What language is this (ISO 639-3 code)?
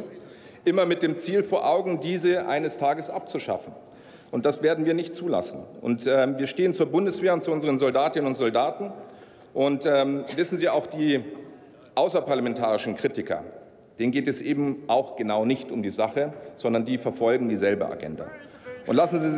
deu